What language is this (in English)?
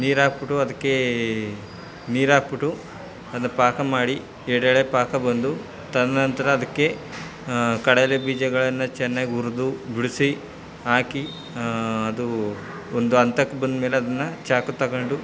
Kannada